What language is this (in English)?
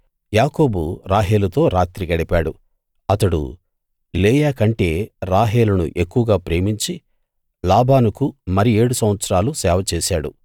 Telugu